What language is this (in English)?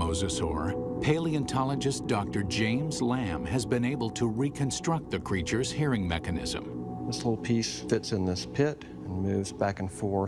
English